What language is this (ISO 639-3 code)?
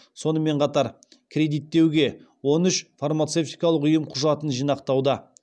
kaz